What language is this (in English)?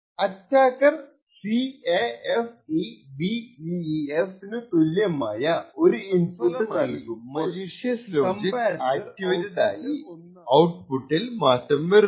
Malayalam